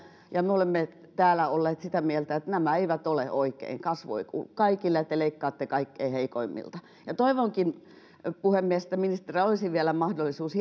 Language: Finnish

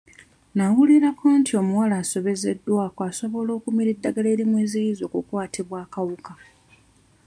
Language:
Ganda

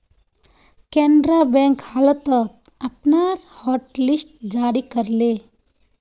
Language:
Magahi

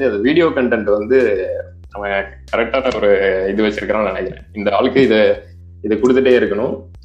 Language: Tamil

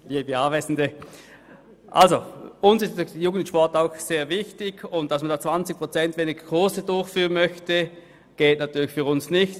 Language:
Swiss German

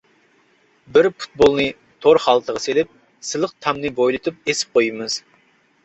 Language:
Uyghur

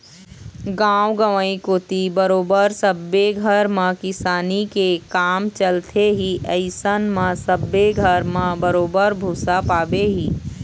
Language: Chhattisgarhi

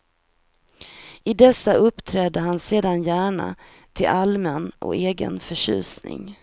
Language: Swedish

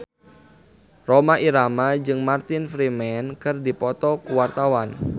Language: Sundanese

